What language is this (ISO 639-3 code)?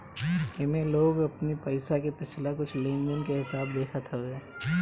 bho